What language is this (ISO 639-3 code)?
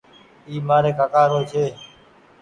gig